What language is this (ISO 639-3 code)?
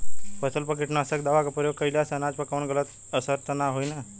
bho